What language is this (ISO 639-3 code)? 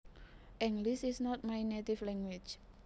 jav